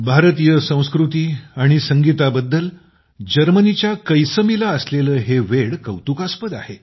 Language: Marathi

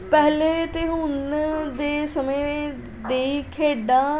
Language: Punjabi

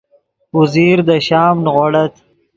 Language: Yidgha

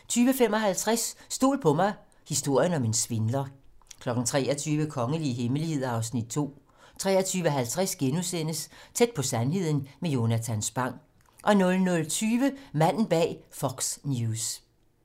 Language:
Danish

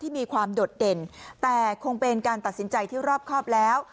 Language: Thai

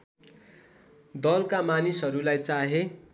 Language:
Nepali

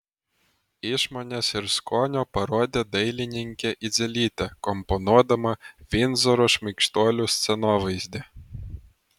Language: Lithuanian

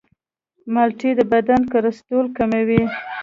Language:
Pashto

